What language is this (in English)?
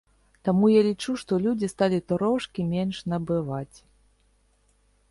Belarusian